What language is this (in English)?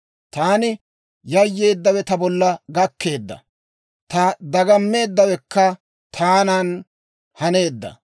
Dawro